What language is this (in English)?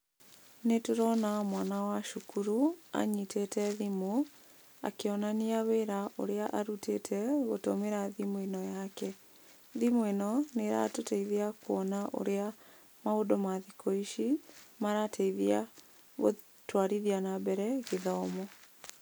Kikuyu